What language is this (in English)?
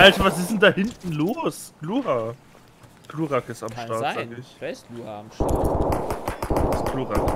German